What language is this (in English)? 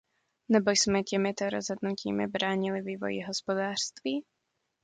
Czech